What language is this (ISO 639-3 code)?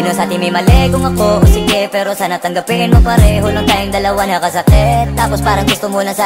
ind